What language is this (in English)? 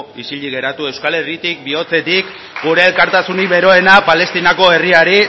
Basque